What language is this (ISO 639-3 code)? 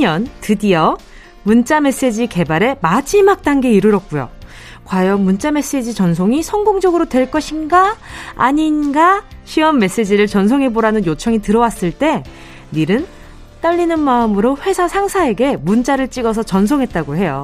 kor